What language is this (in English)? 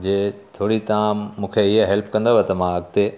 Sindhi